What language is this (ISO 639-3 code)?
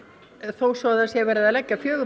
isl